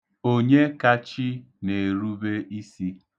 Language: Igbo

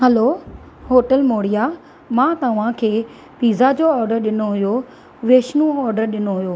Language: Sindhi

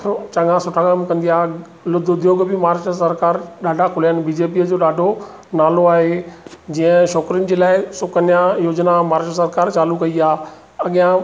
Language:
Sindhi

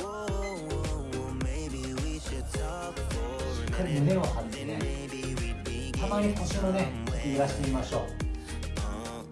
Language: Japanese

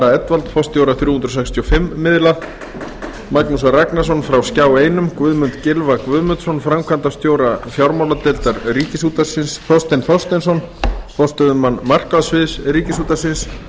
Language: Icelandic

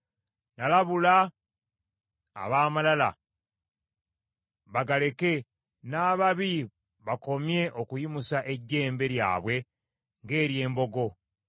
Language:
Ganda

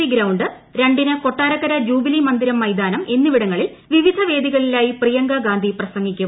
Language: Malayalam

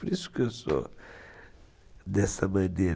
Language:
Portuguese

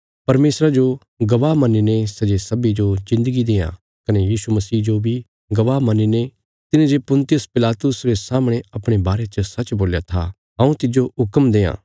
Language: Bilaspuri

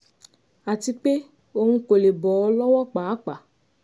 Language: Yoruba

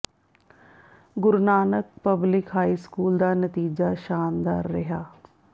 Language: Punjabi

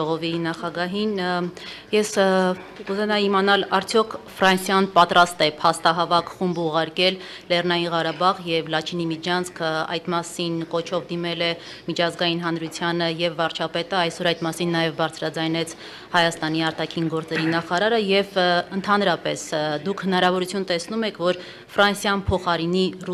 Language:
Romanian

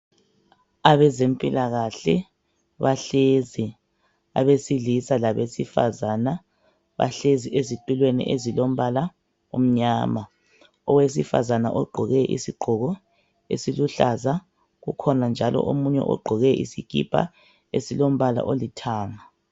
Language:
North Ndebele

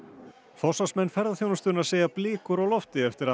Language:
Icelandic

